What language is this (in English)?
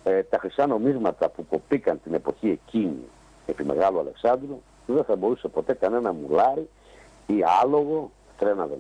Greek